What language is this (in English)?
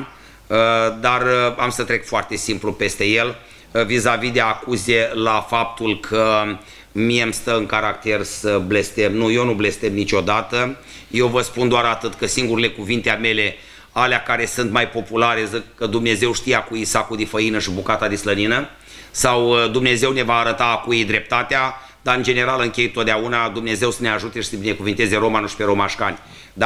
Romanian